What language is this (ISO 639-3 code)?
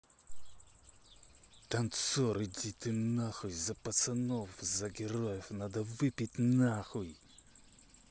rus